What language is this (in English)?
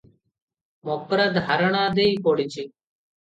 Odia